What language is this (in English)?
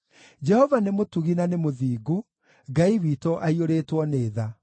Kikuyu